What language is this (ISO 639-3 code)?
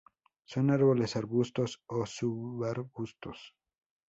spa